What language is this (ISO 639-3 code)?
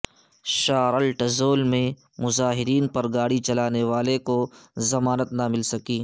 urd